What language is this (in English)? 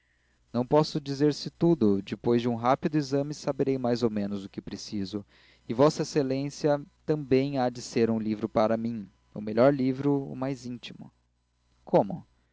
Portuguese